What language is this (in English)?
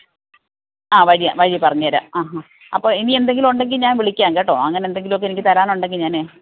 Malayalam